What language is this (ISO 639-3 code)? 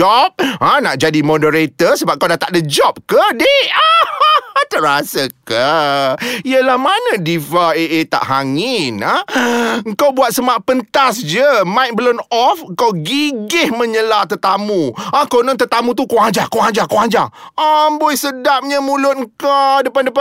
msa